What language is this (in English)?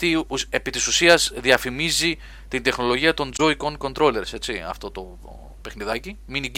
Greek